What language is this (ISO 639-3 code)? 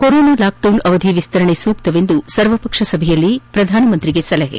kan